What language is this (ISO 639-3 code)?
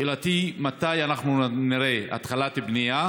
heb